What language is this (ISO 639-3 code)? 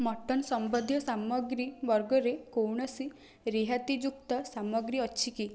ori